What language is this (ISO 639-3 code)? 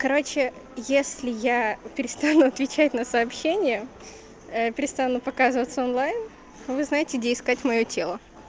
rus